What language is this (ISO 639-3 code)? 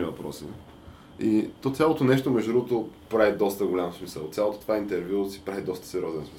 bul